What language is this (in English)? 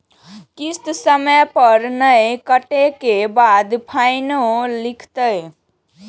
Maithili